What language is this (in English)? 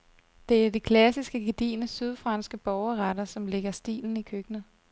Danish